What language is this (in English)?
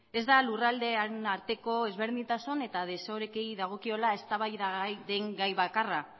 Basque